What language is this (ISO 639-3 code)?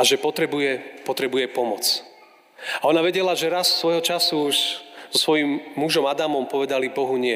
slk